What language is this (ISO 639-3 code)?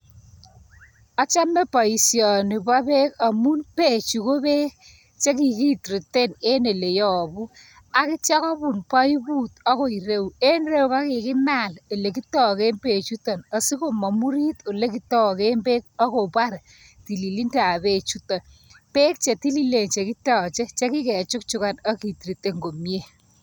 kln